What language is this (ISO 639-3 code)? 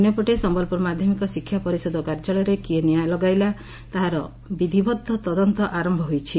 ori